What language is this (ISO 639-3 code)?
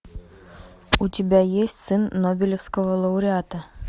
rus